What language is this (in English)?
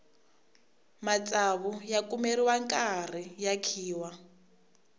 Tsonga